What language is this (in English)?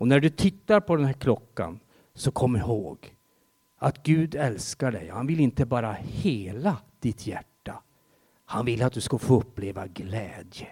Swedish